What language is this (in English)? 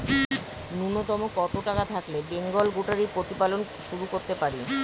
Bangla